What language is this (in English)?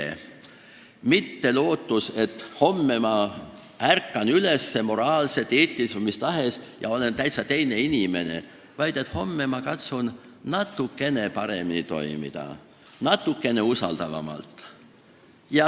Estonian